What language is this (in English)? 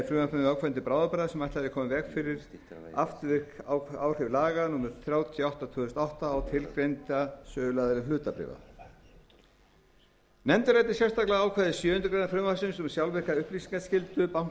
Icelandic